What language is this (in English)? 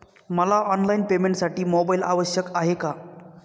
Marathi